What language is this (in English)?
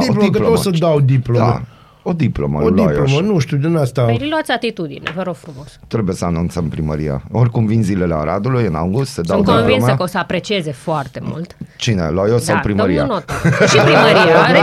Romanian